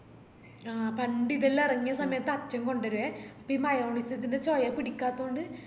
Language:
Malayalam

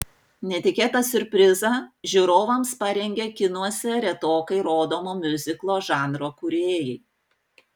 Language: Lithuanian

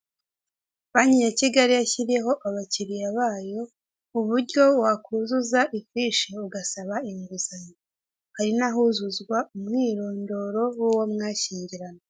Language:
Kinyarwanda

